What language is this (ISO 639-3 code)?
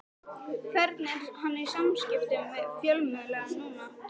isl